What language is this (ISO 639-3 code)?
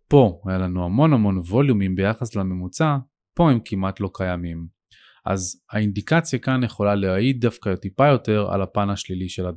heb